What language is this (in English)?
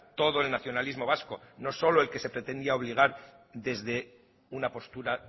Spanish